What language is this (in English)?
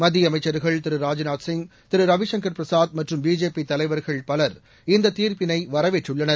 Tamil